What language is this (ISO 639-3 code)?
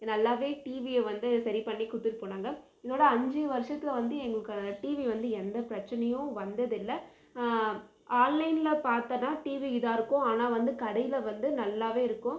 tam